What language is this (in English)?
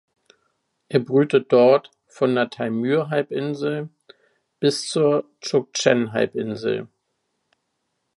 German